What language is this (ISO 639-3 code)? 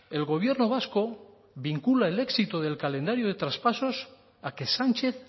spa